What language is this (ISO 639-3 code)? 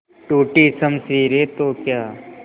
hin